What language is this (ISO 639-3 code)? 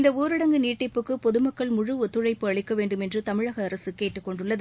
tam